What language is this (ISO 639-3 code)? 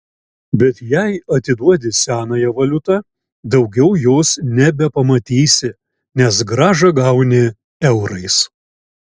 lit